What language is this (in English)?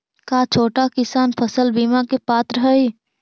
Magahi